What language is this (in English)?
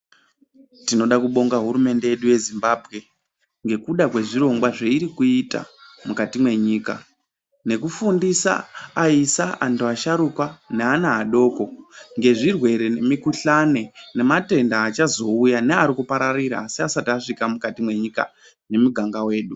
Ndau